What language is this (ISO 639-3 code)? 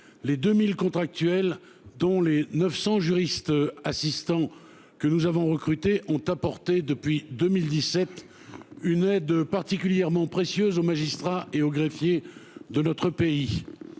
fra